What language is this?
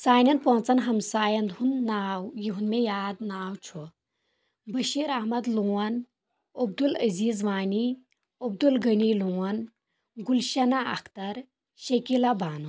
Kashmiri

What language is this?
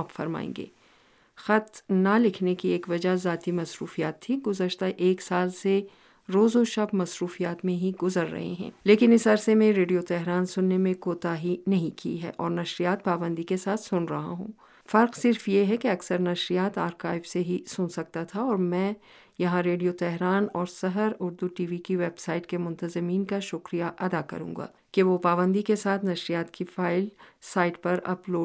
Urdu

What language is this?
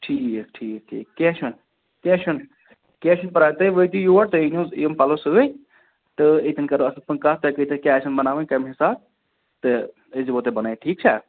Kashmiri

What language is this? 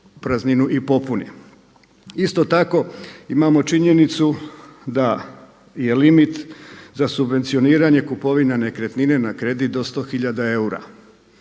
Croatian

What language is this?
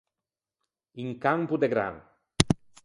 Ligurian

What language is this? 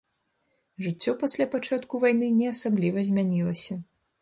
Belarusian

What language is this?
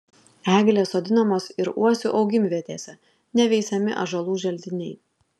Lithuanian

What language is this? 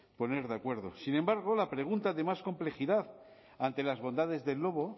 Spanish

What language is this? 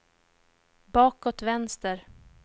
Swedish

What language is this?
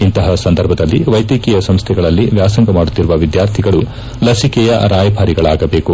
Kannada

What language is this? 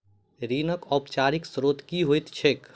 Maithili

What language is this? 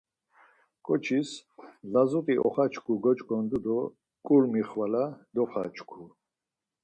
Laz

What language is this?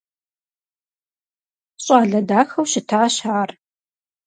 Kabardian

